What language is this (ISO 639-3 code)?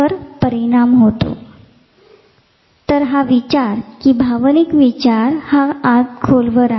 mar